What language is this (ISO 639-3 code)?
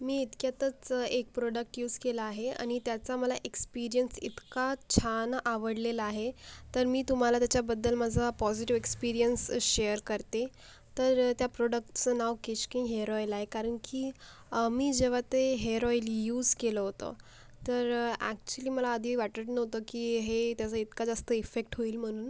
mar